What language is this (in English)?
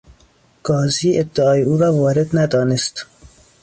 Persian